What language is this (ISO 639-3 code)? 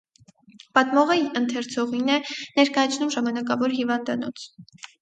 hye